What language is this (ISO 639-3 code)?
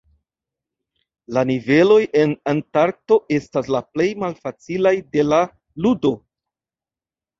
epo